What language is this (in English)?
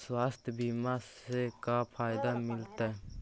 Magahi